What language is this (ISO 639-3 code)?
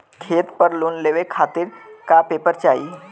bho